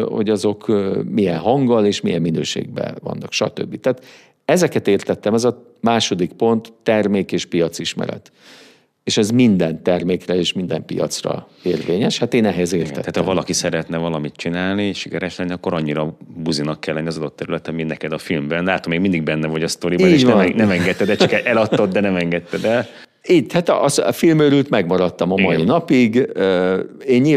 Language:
Hungarian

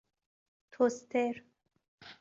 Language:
Persian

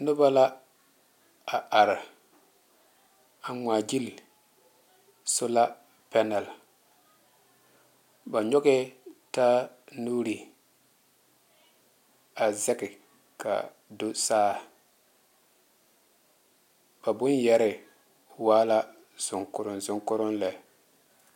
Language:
Southern Dagaare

